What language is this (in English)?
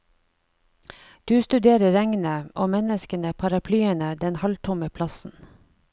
Norwegian